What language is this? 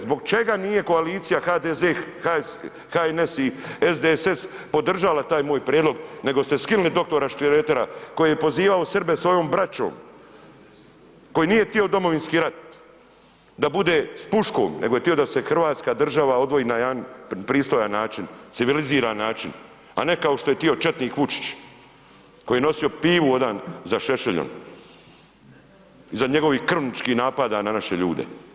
Croatian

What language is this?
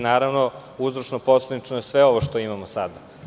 Serbian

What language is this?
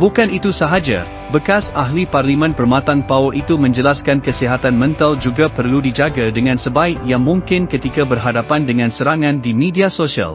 Malay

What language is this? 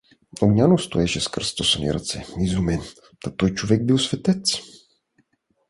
Bulgarian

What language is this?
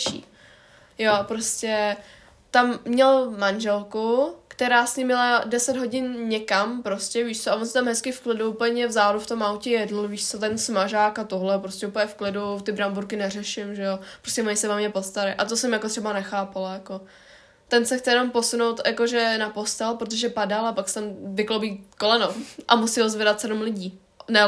Czech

